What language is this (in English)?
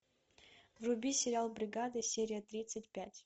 Russian